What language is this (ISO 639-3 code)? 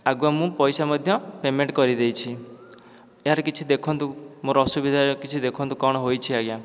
ori